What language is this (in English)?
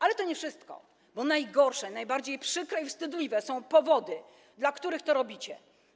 Polish